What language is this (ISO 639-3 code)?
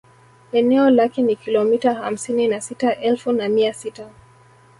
swa